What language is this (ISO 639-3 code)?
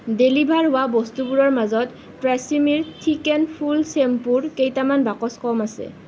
asm